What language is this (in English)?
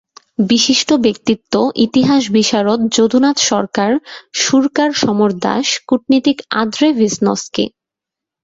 Bangla